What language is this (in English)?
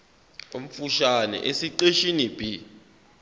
Zulu